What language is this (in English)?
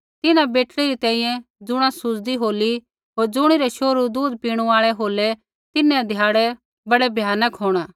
Kullu Pahari